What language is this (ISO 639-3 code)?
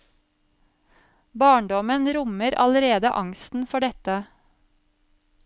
nor